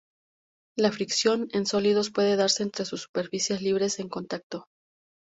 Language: Spanish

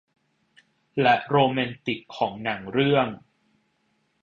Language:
Thai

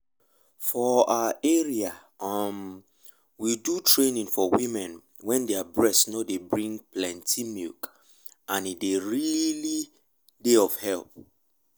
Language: Nigerian Pidgin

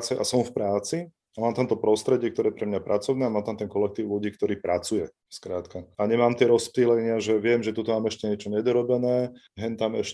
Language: Slovak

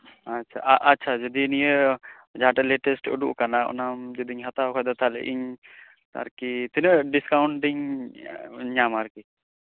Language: Santali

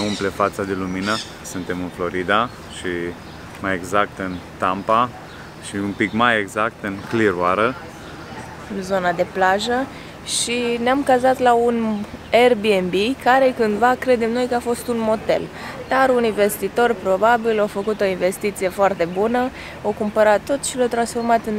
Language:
Romanian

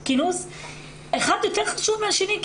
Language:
Hebrew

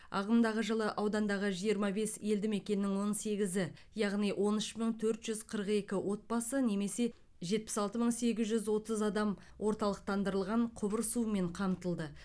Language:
Kazakh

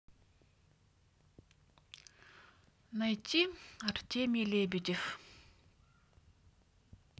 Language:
Russian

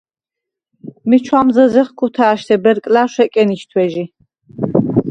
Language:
Svan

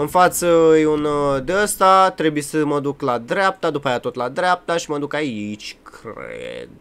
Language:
Romanian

